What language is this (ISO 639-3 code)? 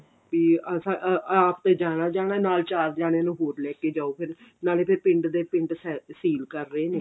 pan